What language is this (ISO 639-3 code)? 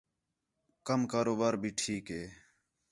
xhe